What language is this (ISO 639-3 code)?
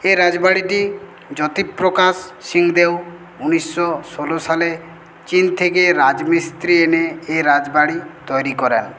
ben